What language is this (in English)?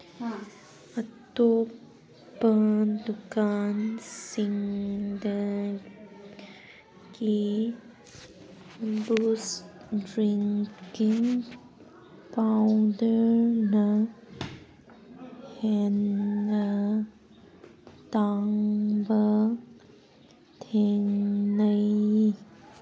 Manipuri